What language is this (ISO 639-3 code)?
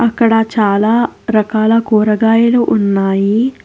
tel